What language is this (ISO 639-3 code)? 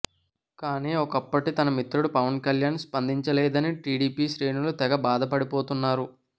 tel